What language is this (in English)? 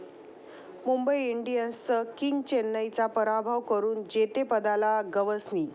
Marathi